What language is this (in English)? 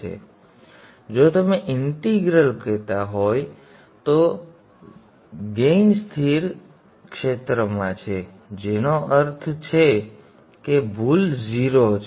Gujarati